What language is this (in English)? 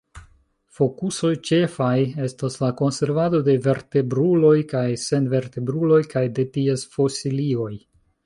Esperanto